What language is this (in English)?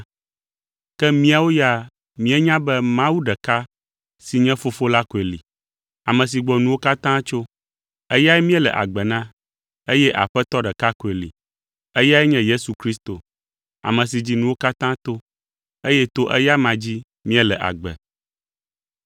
Ewe